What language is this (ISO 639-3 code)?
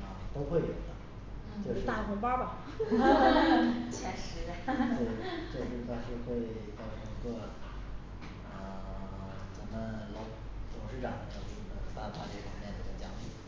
zho